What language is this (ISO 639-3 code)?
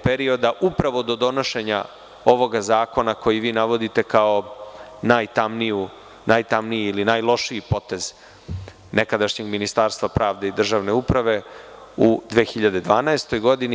srp